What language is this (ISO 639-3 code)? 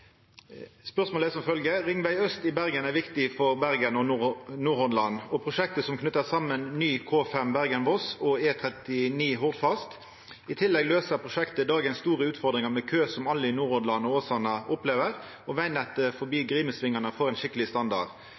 nno